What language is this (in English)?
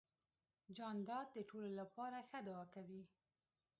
Pashto